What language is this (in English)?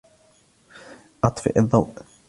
Arabic